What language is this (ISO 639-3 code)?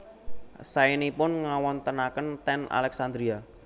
jav